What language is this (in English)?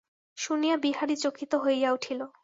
Bangla